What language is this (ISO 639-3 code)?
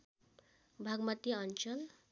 nep